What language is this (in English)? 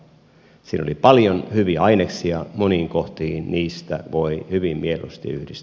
Finnish